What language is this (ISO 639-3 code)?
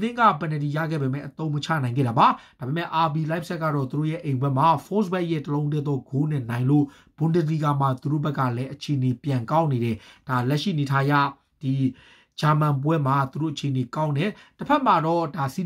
ron